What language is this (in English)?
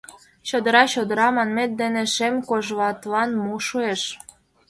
Mari